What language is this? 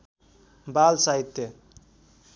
Nepali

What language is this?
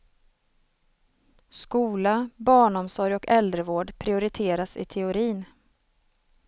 Swedish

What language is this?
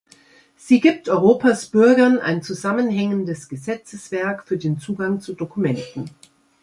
German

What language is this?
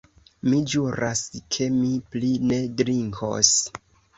Esperanto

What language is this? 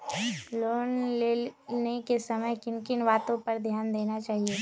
Magahi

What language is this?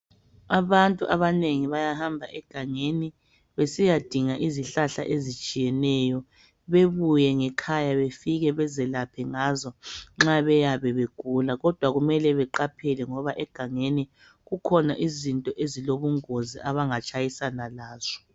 North Ndebele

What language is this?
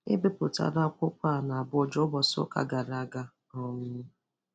Igbo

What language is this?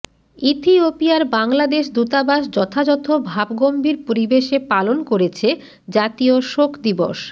Bangla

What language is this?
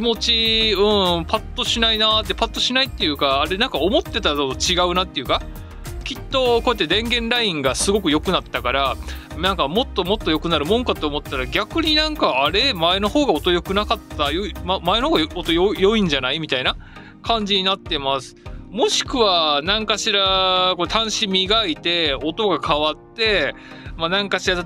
Japanese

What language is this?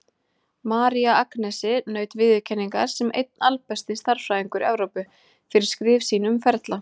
Icelandic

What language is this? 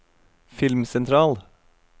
Norwegian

